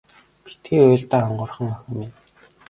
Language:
Mongolian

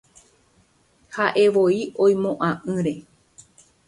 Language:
Guarani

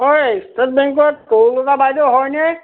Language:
Assamese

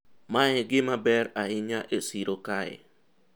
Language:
Luo (Kenya and Tanzania)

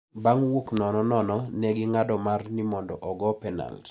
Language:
Luo (Kenya and Tanzania)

